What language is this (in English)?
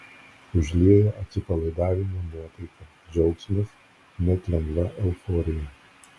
Lithuanian